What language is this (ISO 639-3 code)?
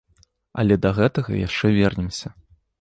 bel